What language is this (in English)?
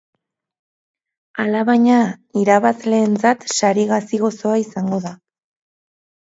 Basque